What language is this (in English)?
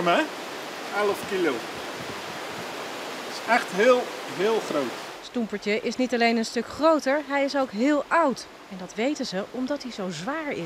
Dutch